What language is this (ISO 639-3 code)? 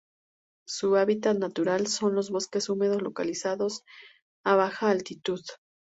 spa